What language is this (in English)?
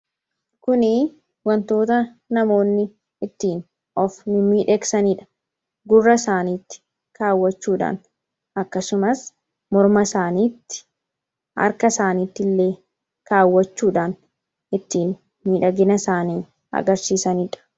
Oromo